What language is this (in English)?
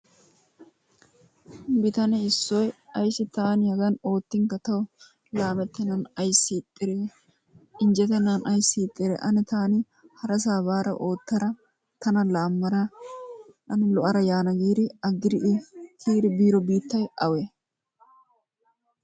Wolaytta